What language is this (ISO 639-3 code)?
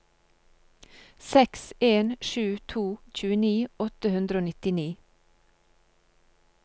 nor